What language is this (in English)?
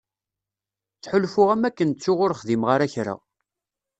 Kabyle